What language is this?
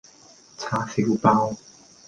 Cantonese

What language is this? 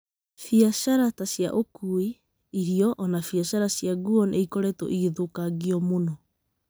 Kikuyu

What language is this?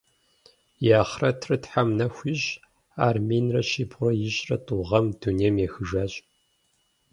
Kabardian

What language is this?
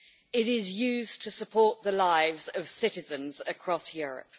English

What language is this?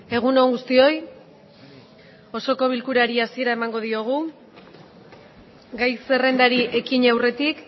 Basque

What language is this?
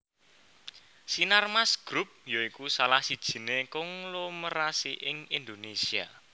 Javanese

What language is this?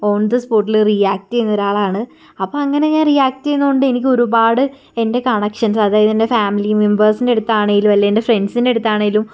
Malayalam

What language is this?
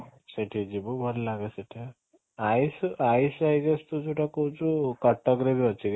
Odia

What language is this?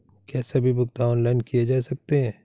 Hindi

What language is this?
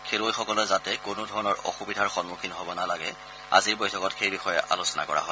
Assamese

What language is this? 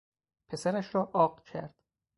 Persian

